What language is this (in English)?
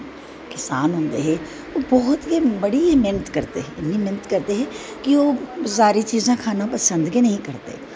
Dogri